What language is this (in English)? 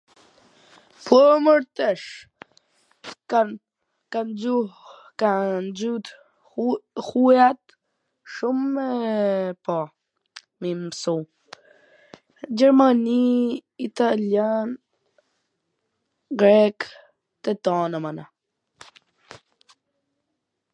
Gheg Albanian